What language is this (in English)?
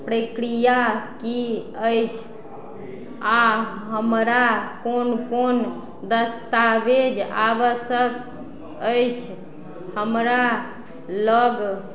Maithili